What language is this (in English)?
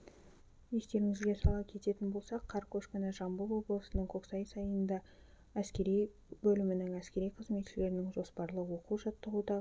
Kazakh